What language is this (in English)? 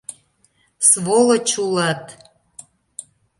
Mari